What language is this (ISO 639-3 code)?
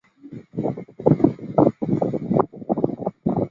zho